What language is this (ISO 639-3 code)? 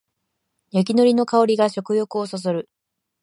jpn